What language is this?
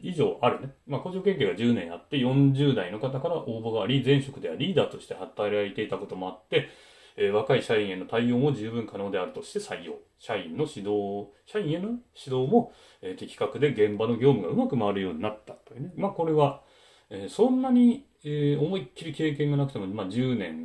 Japanese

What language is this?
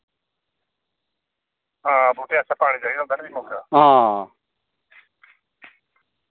Dogri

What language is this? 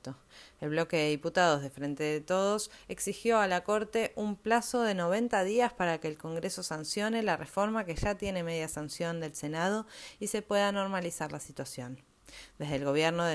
Spanish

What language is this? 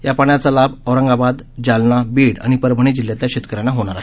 Marathi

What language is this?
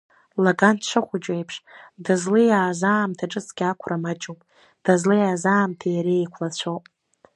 Abkhazian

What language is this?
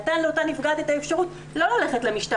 Hebrew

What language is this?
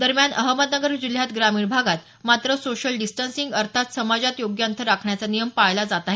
Marathi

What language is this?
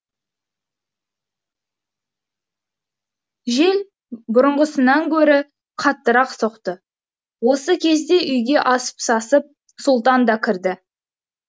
Kazakh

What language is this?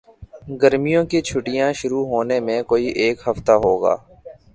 Urdu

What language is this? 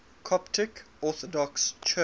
English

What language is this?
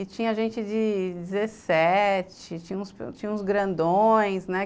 Portuguese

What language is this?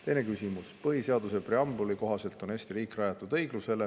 Estonian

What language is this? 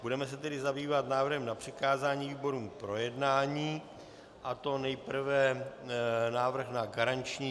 Czech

